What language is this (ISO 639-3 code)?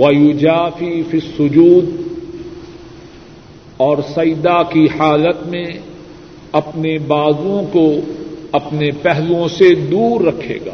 urd